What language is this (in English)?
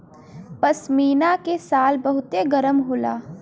Bhojpuri